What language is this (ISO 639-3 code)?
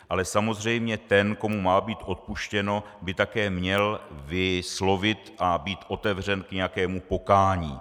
ces